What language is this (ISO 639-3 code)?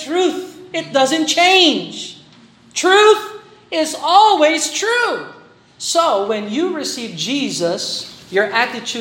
fil